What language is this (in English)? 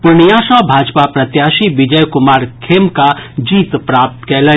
Maithili